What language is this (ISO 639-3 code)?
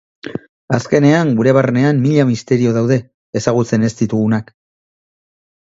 eus